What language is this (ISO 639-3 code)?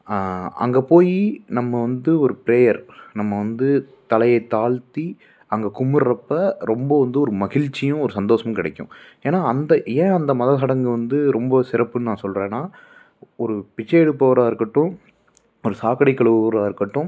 tam